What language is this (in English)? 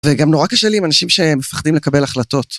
Hebrew